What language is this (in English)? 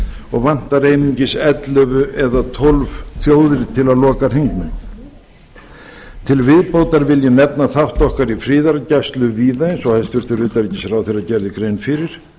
Icelandic